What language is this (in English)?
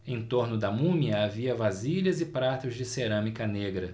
Portuguese